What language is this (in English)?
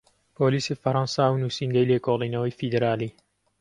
Central Kurdish